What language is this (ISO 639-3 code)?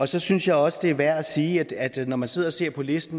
dan